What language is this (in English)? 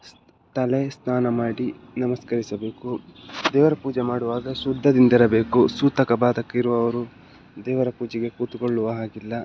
Kannada